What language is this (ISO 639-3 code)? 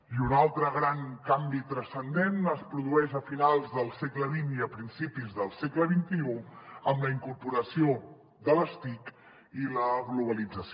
cat